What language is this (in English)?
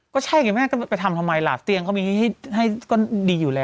Thai